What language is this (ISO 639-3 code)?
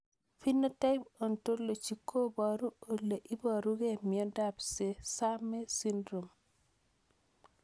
kln